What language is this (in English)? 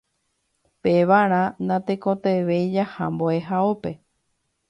Guarani